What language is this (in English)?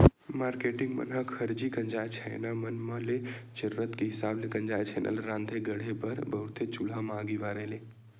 Chhattisgarhi